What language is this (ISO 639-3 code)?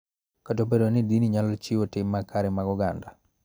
luo